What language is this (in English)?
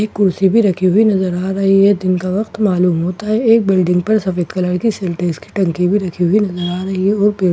Hindi